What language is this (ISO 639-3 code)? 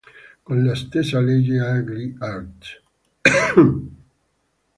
ita